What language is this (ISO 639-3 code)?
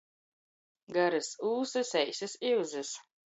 ltg